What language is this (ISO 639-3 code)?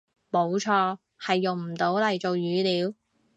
yue